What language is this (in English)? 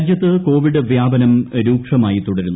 Malayalam